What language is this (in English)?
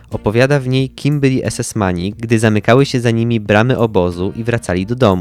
Polish